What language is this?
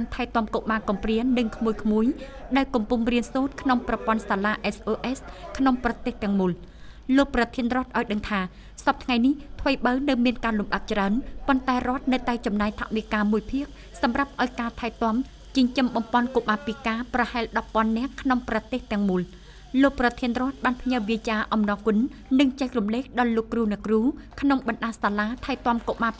Thai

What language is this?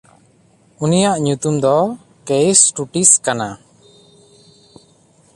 Santali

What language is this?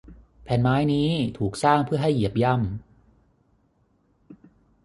Thai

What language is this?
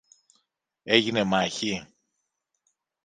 Greek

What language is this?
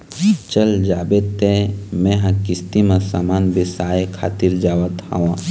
Chhattisgarhi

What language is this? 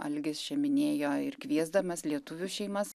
Lithuanian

